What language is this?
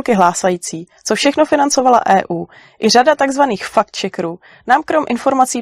Czech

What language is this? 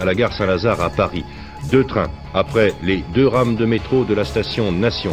French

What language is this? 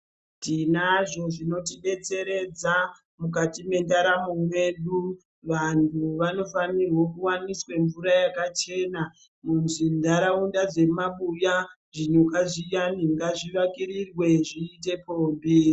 Ndau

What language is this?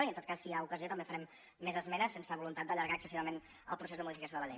Catalan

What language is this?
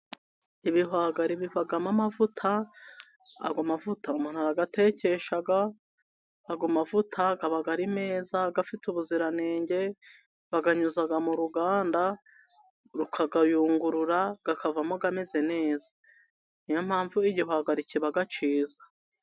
Kinyarwanda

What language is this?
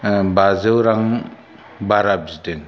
Bodo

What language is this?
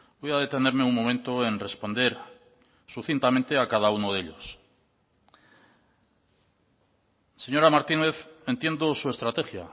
Spanish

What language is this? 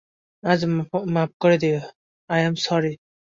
Bangla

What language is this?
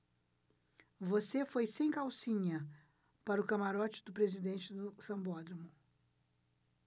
Portuguese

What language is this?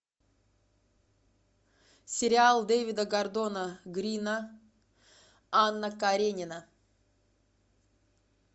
Russian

